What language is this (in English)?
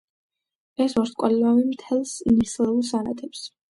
Georgian